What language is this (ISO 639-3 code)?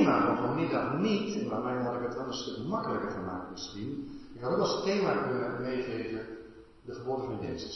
nld